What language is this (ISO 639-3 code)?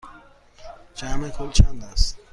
fas